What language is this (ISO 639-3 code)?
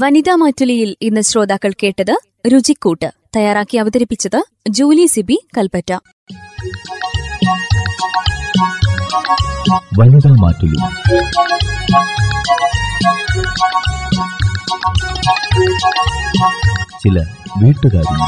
mal